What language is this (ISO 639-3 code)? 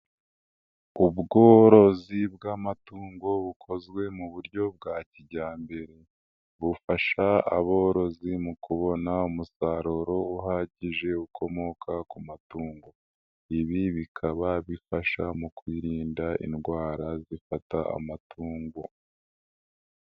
kin